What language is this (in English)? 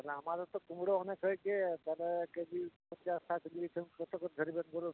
Bangla